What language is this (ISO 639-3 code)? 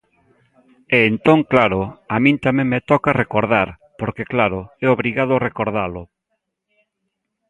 glg